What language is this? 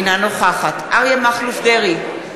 Hebrew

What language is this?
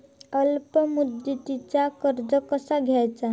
Marathi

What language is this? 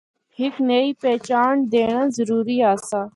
Northern Hindko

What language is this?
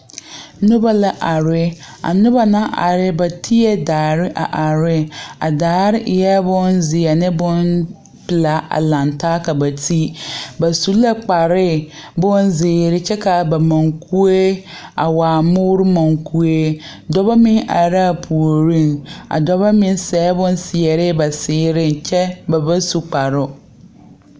Southern Dagaare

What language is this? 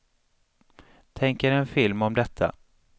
Swedish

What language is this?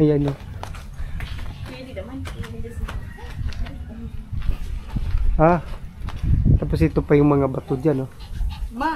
Filipino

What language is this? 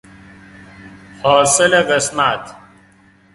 Persian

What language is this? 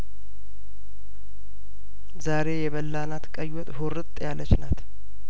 Amharic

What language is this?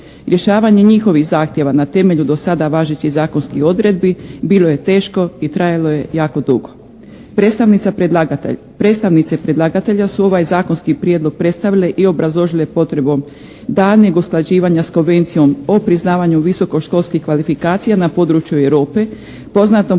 Croatian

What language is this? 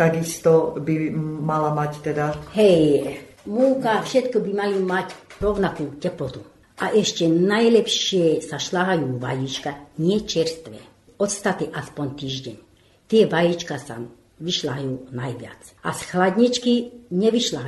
Slovak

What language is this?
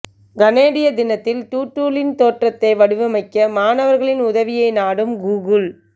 Tamil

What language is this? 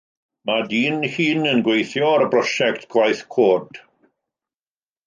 Welsh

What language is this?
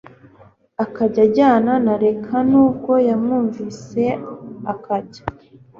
Kinyarwanda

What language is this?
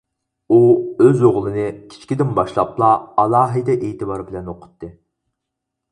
Uyghur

